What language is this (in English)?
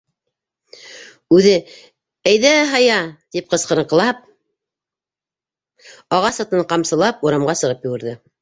Bashkir